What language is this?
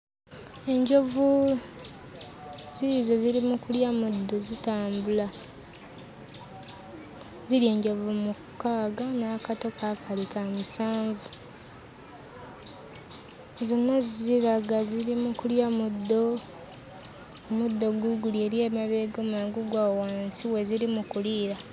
Ganda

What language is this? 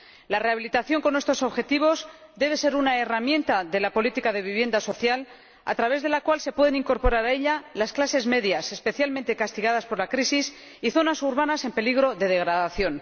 Spanish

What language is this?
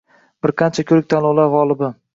Uzbek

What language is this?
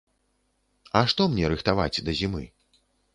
Belarusian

